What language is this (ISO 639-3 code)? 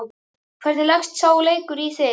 isl